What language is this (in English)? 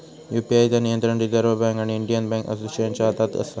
Marathi